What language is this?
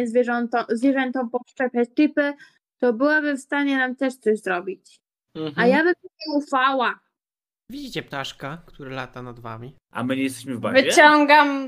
Polish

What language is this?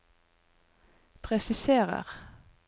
Norwegian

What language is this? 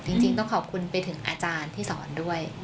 Thai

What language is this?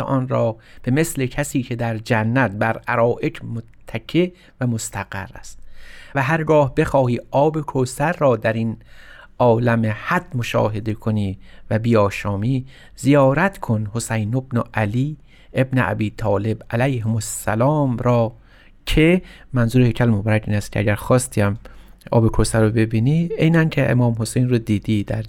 Persian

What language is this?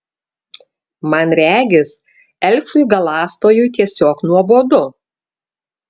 Lithuanian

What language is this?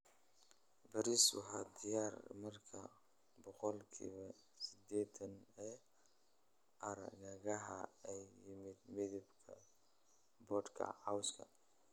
Somali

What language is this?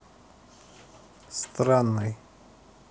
Russian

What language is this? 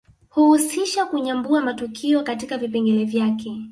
Swahili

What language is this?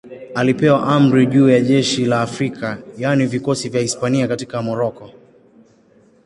Swahili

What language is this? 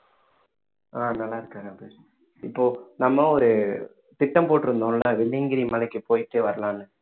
Tamil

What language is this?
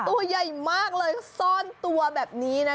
Thai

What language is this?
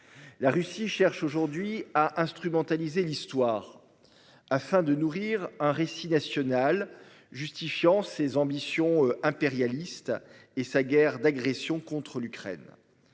French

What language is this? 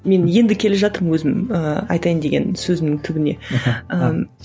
Kazakh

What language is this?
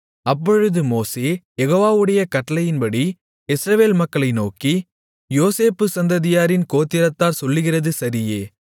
Tamil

